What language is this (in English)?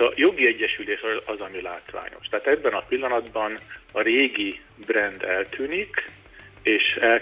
Hungarian